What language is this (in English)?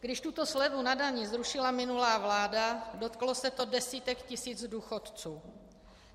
Czech